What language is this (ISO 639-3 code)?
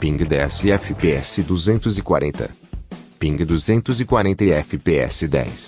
por